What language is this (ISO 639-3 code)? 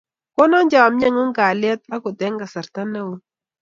kln